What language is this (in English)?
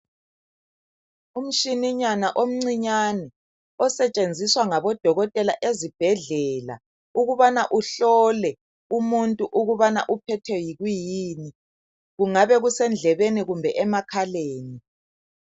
North Ndebele